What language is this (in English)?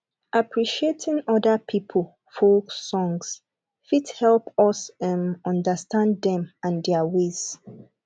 Nigerian Pidgin